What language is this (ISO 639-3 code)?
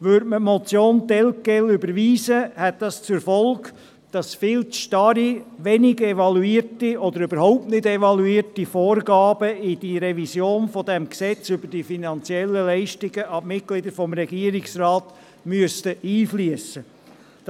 gsw